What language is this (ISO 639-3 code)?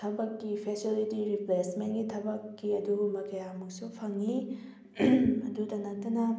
mni